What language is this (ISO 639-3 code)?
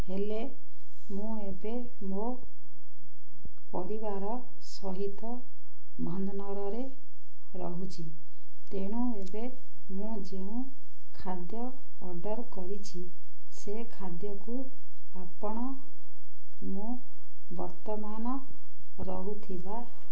ori